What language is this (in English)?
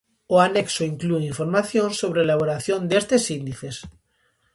Galician